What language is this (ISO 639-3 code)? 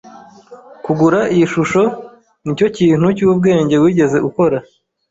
kin